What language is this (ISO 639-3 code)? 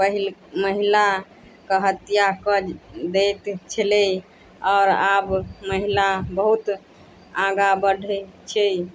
mai